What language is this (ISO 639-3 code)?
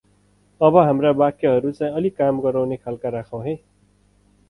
nep